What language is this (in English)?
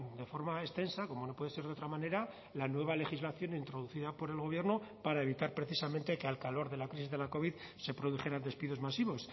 Spanish